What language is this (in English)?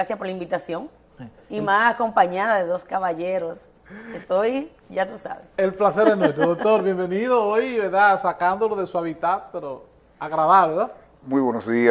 Spanish